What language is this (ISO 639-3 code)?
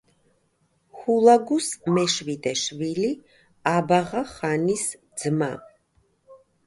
kat